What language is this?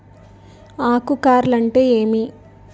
Telugu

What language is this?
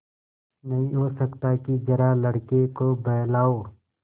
Hindi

